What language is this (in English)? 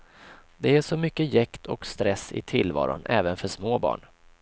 Swedish